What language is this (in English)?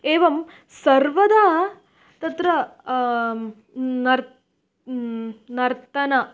Sanskrit